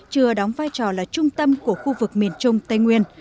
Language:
Vietnamese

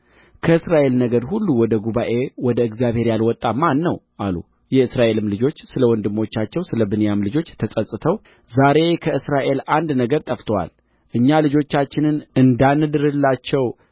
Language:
Amharic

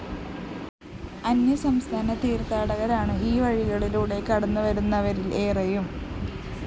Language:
Malayalam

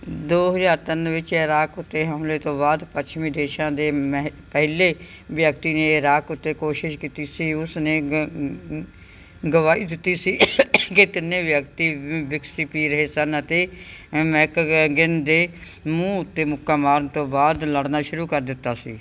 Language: Punjabi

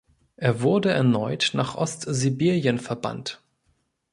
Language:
German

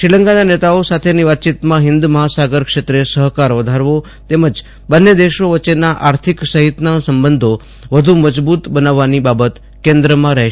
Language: Gujarati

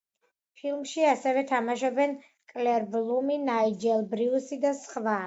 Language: Georgian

